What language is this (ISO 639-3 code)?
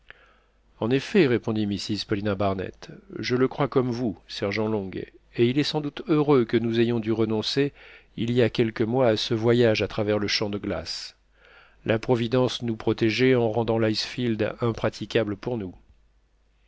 fra